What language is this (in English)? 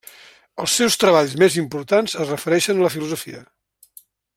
Catalan